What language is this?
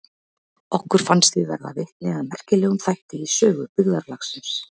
Icelandic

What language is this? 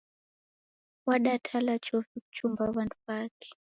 Taita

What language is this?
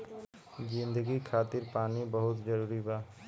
Bhojpuri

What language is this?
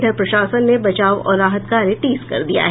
Hindi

